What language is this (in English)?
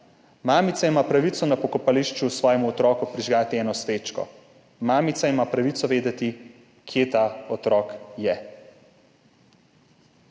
Slovenian